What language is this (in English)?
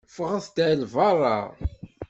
Kabyle